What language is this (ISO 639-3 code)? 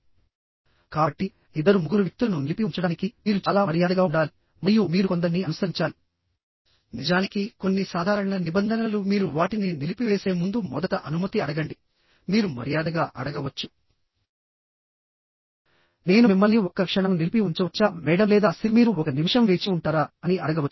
tel